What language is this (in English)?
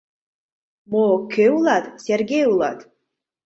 Mari